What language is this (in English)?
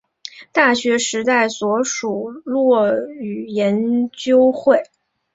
Chinese